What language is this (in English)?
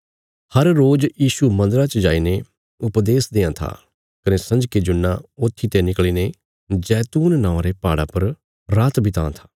Bilaspuri